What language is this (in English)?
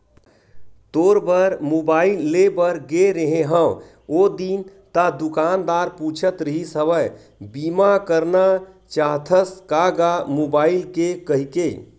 Chhattisgarhi